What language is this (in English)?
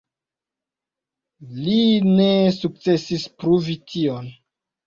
Esperanto